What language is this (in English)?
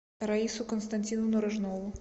Russian